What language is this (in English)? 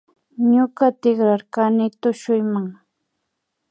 Imbabura Highland Quichua